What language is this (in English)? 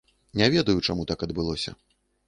Belarusian